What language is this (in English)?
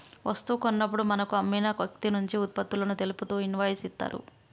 Telugu